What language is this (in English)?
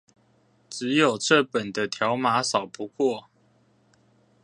Chinese